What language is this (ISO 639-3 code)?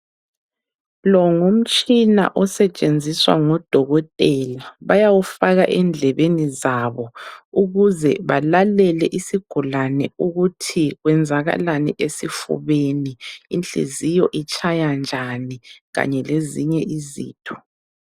nde